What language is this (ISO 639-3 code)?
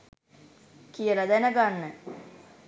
sin